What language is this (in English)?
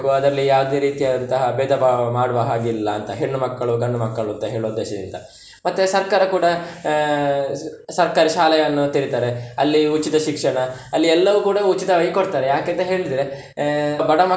Kannada